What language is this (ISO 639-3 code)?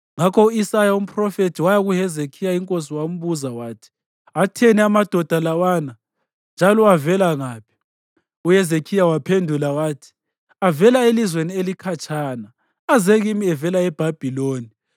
nde